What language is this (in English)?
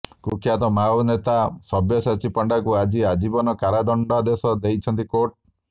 Odia